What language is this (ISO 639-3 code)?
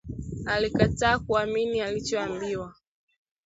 swa